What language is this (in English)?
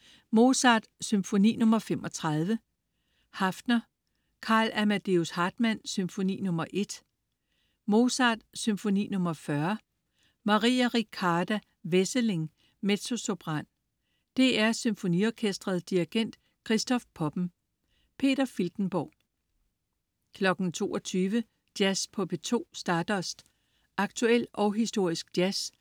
Danish